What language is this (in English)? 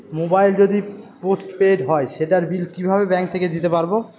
Bangla